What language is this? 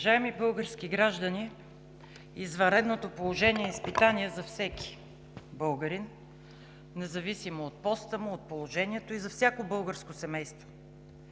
Bulgarian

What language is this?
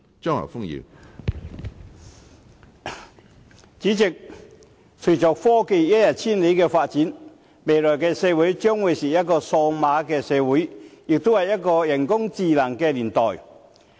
Cantonese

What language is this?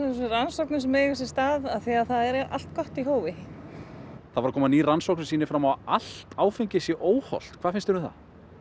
Icelandic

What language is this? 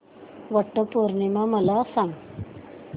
Marathi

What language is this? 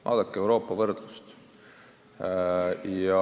Estonian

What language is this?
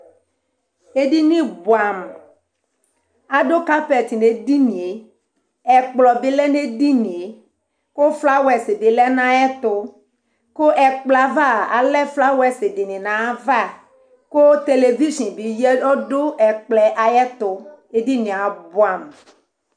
Ikposo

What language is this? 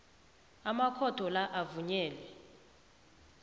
South Ndebele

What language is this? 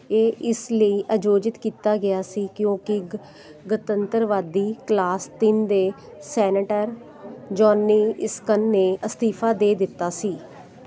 Punjabi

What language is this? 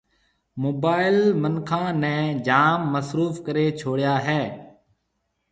Marwari (Pakistan)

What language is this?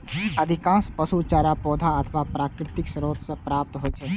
Maithili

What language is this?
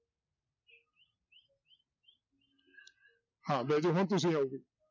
Punjabi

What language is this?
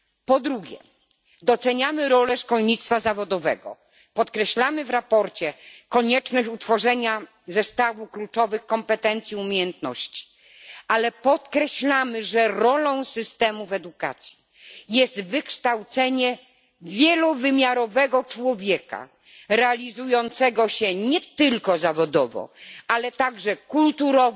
Polish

